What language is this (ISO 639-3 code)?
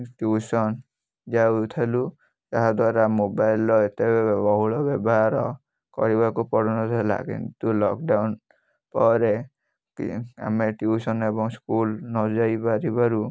ori